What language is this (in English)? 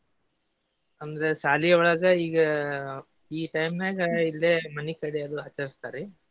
Kannada